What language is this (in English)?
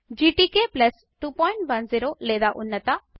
Telugu